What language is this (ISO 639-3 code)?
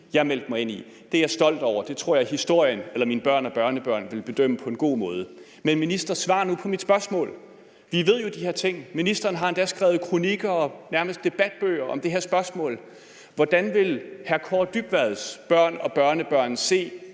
dan